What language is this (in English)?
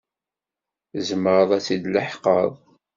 Kabyle